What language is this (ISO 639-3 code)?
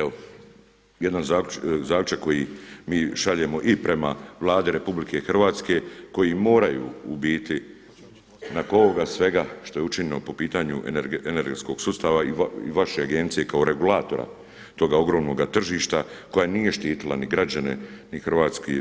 hrv